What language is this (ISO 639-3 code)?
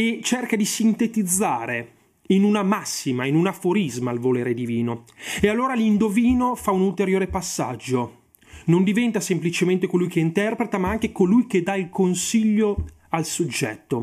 ita